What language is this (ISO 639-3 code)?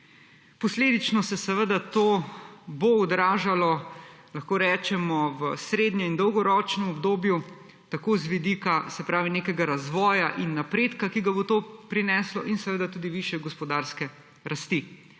slv